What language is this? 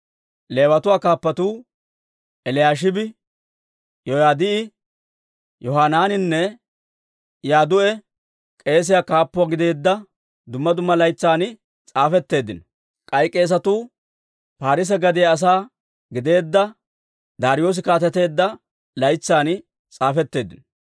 Dawro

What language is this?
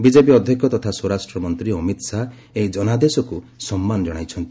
Odia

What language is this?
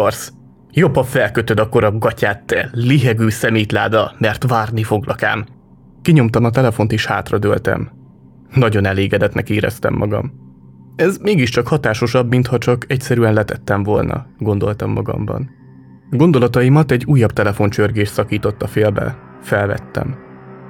Hungarian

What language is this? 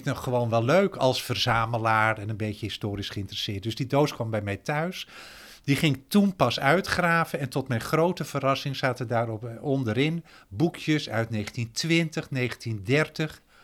Dutch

